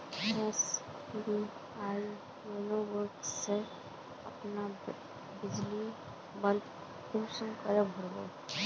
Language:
Magahi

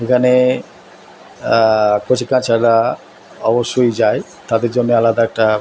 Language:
Bangla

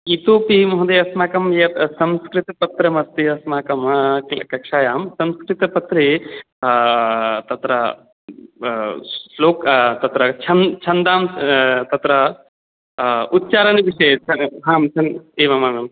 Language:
Sanskrit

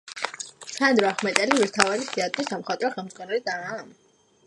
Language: Georgian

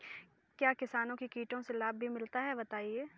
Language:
Hindi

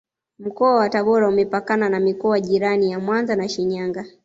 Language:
Swahili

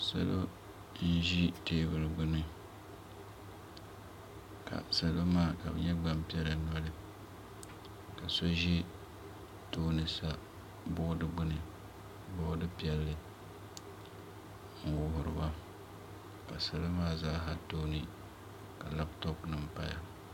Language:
Dagbani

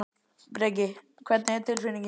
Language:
Icelandic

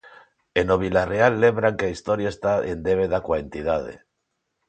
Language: Galician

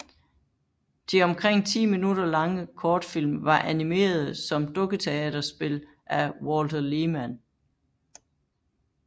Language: Danish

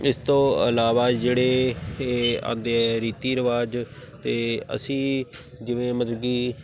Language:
Punjabi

